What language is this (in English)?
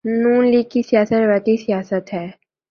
Urdu